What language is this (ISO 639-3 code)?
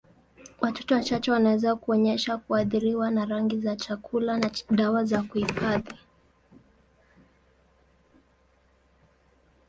swa